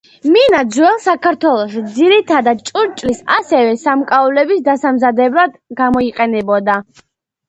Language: Georgian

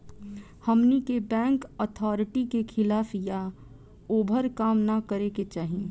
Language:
Bhojpuri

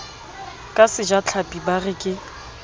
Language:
Southern Sotho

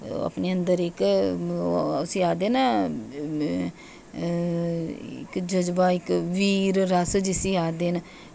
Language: Dogri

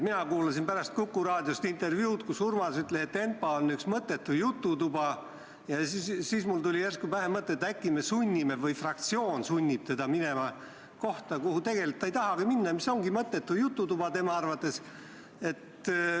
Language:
Estonian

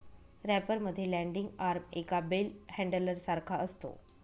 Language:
Marathi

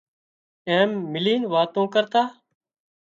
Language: Wadiyara Koli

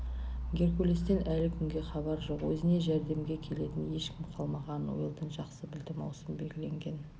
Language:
Kazakh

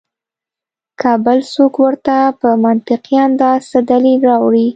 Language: Pashto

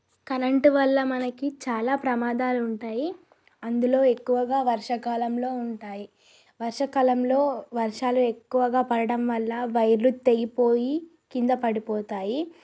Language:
Telugu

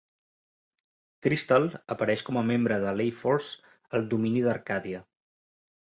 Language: Catalan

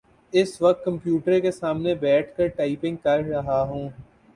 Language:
Urdu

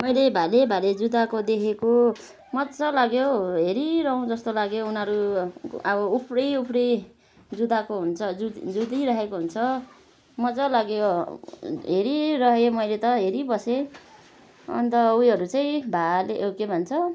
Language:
Nepali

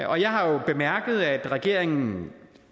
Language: Danish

